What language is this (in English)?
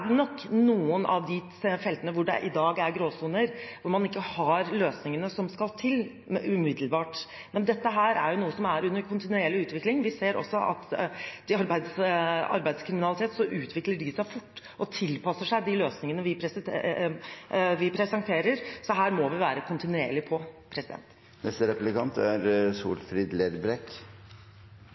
Norwegian